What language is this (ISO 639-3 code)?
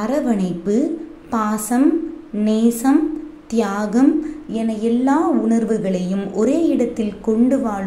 tam